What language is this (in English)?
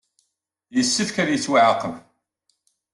Kabyle